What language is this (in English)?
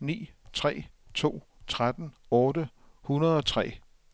Danish